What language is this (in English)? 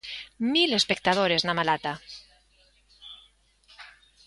Galician